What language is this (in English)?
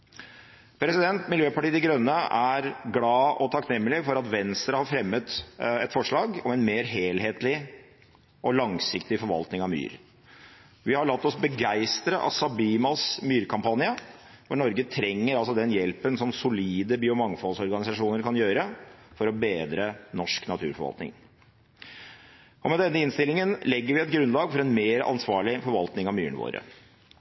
Norwegian Bokmål